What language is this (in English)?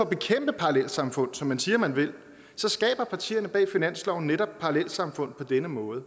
Danish